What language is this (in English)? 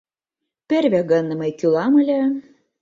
Mari